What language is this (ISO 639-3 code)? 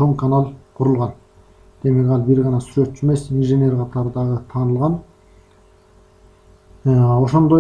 tur